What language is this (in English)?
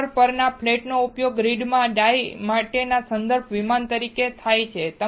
Gujarati